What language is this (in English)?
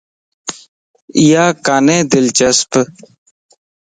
Lasi